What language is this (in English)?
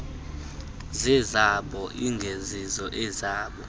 Xhosa